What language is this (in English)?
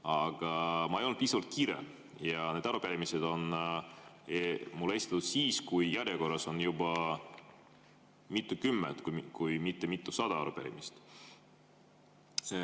Estonian